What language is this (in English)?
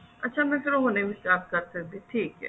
Punjabi